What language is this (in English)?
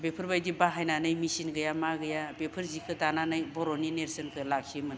Bodo